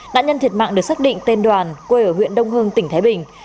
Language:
Vietnamese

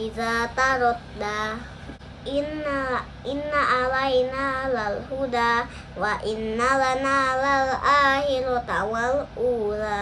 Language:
Indonesian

